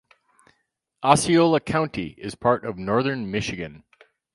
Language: English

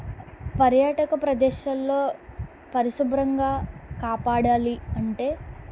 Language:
Telugu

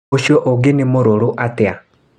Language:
Kikuyu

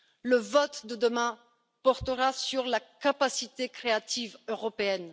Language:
French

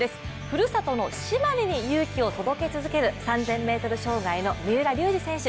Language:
Japanese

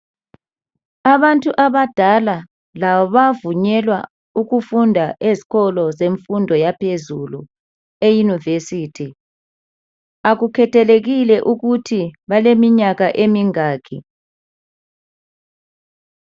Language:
North Ndebele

